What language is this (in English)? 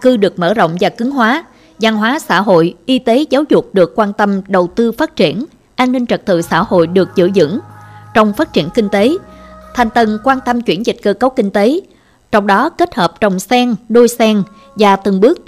Vietnamese